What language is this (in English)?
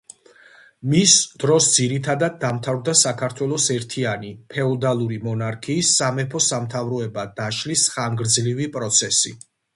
Georgian